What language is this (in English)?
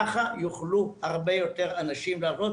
Hebrew